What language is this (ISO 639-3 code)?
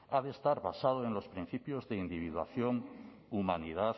spa